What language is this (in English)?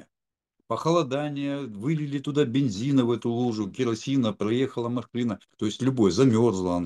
Russian